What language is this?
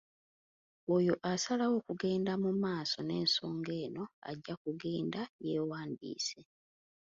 Ganda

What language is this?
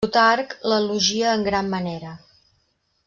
Catalan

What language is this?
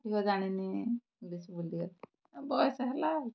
Odia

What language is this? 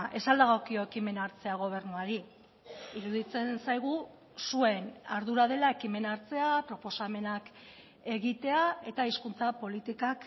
Basque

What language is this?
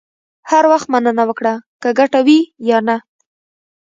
Pashto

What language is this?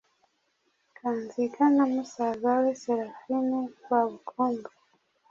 Kinyarwanda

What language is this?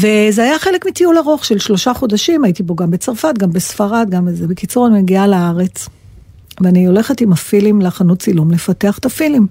Hebrew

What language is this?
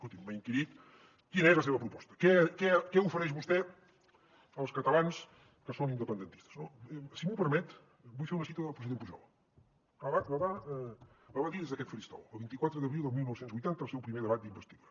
Catalan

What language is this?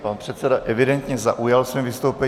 Czech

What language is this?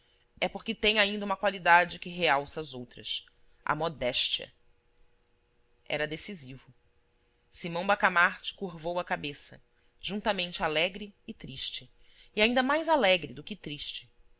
Portuguese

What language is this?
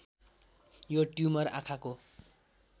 Nepali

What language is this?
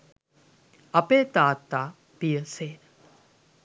Sinhala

